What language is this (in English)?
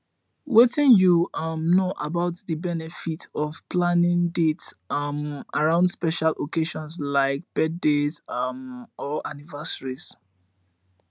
Nigerian Pidgin